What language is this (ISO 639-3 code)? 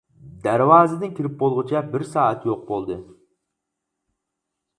uig